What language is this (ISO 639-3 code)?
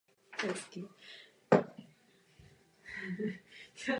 ces